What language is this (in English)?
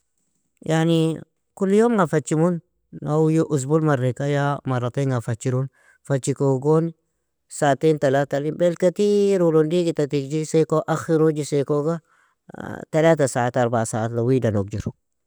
Nobiin